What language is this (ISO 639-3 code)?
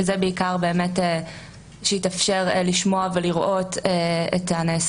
heb